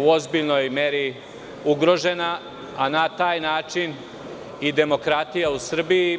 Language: Serbian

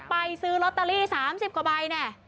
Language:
Thai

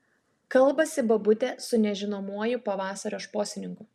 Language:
Lithuanian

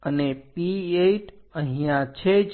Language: Gujarati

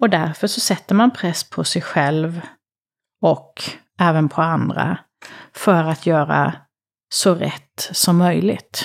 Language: Swedish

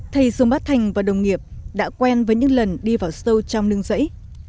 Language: Vietnamese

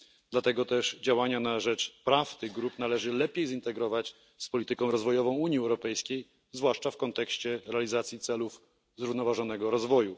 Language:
Polish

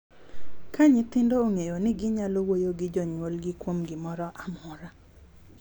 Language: Luo (Kenya and Tanzania)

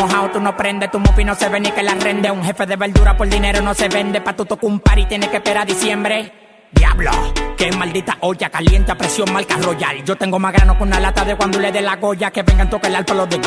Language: French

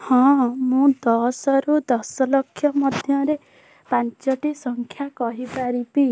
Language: Odia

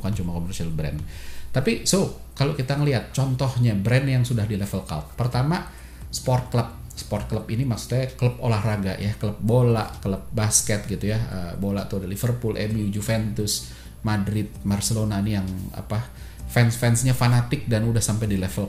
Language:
Indonesian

